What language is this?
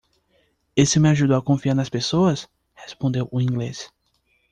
Portuguese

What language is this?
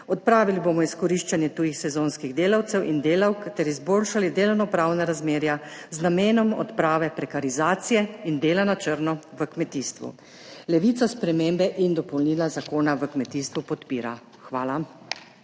Slovenian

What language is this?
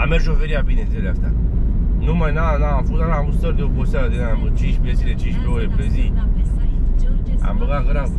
Romanian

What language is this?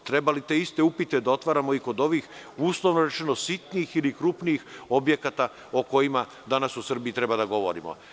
Serbian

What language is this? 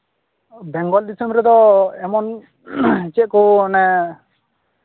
Santali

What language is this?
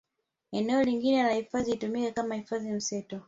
Swahili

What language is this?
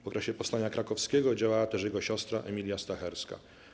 Polish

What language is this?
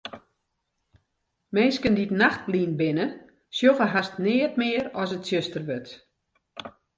Western Frisian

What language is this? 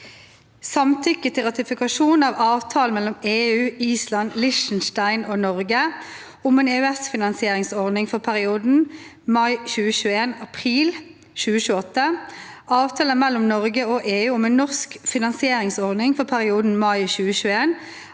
Norwegian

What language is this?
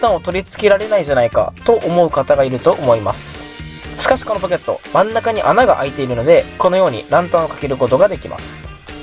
Japanese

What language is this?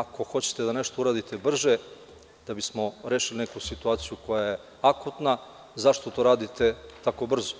Serbian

